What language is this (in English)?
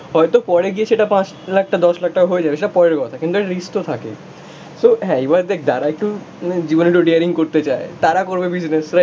Bangla